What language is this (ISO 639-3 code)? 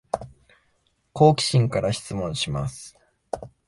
jpn